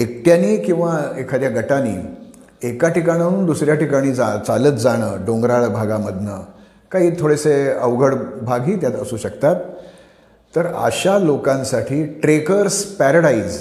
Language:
Marathi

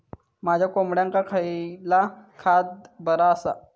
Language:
Marathi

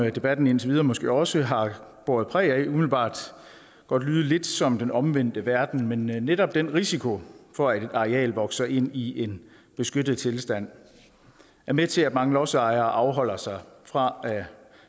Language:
Danish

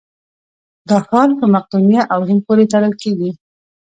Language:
Pashto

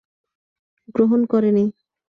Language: Bangla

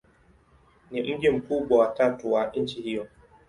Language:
Swahili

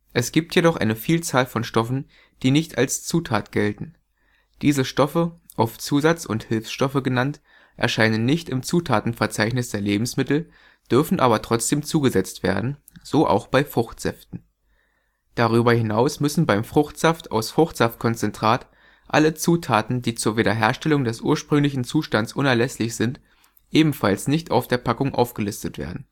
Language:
German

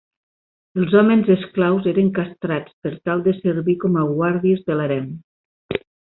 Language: Catalan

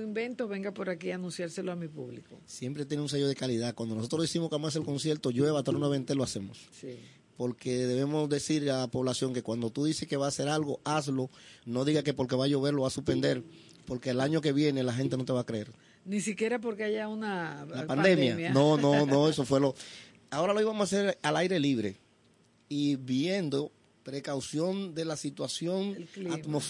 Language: Spanish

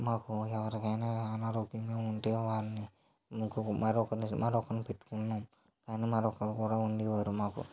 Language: Telugu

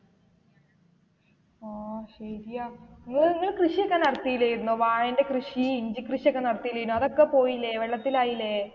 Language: Malayalam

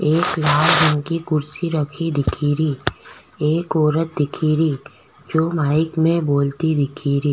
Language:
Rajasthani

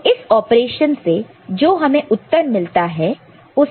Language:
Hindi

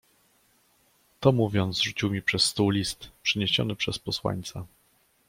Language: Polish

